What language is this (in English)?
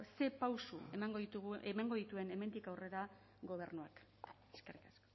Basque